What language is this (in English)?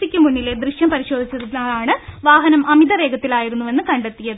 Malayalam